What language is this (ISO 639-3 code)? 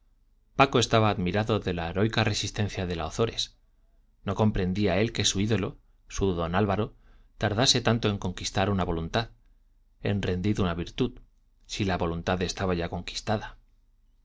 spa